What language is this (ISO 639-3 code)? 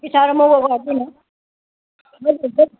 nep